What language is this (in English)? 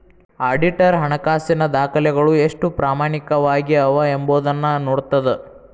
Kannada